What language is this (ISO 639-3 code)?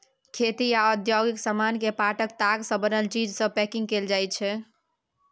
mai